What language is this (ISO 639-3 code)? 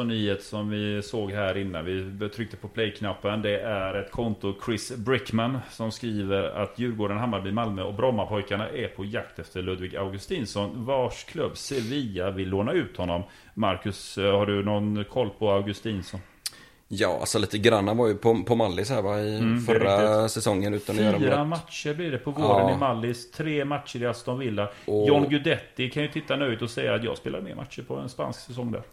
swe